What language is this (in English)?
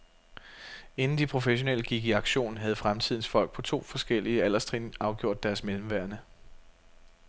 Danish